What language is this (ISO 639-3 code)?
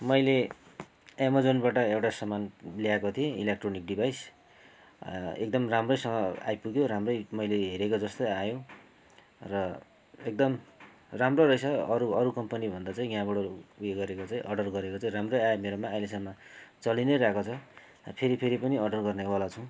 nep